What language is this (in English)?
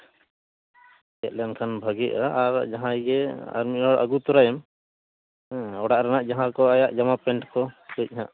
Santali